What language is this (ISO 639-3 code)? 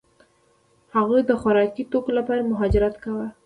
pus